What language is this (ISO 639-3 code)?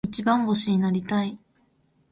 jpn